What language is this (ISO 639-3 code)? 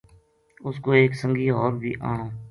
gju